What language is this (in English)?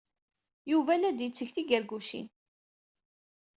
Kabyle